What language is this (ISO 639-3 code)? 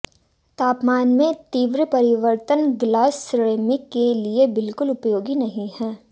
hin